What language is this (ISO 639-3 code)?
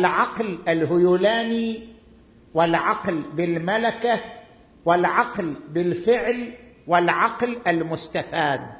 ara